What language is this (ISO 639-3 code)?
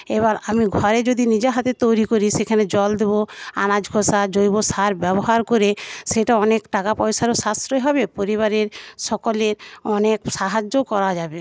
ben